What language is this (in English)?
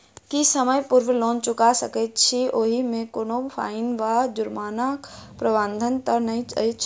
Maithili